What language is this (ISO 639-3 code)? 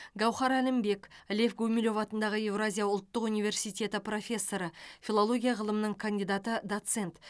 kaz